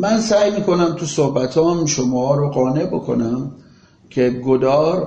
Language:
Persian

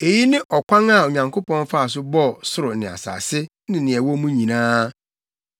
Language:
Akan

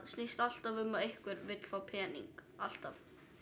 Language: Icelandic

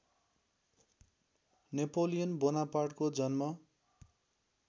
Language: Nepali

